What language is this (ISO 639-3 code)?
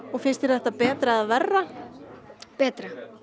isl